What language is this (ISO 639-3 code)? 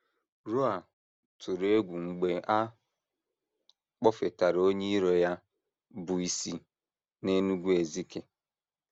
ibo